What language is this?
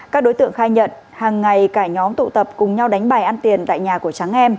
Vietnamese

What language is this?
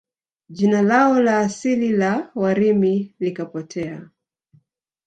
Swahili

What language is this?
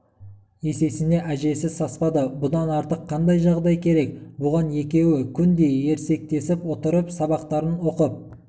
Kazakh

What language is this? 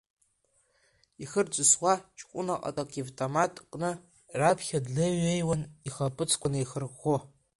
Abkhazian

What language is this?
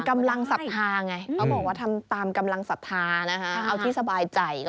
Thai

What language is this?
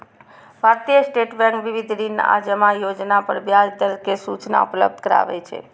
Maithili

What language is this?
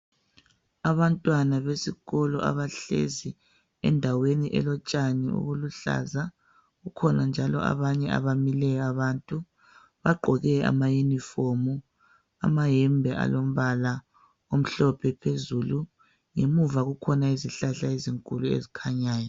North Ndebele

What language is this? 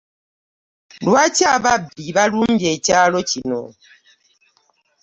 Ganda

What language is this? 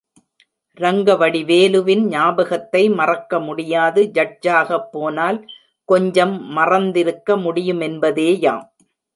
Tamil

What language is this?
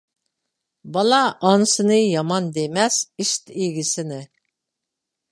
Uyghur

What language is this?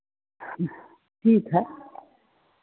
Hindi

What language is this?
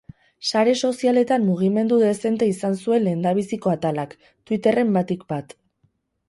Basque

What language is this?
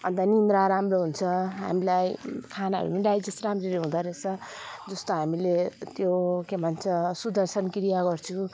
Nepali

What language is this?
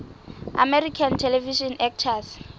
Southern Sotho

